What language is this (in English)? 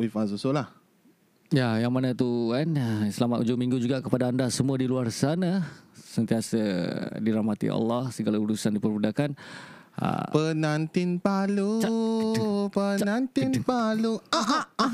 Malay